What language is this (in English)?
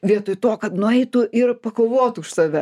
Lithuanian